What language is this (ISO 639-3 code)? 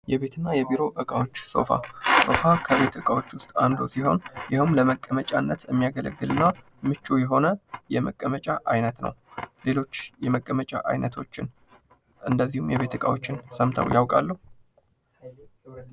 amh